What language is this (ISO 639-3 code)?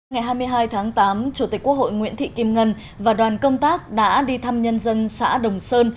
vie